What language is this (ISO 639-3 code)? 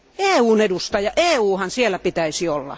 fin